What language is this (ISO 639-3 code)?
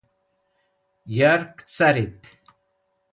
wbl